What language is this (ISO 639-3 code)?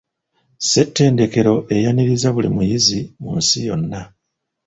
lug